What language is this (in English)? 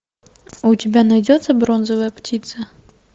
Russian